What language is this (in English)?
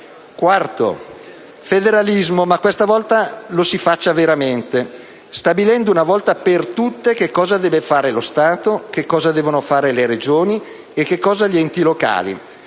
Italian